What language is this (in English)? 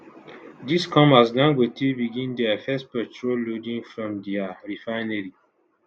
Nigerian Pidgin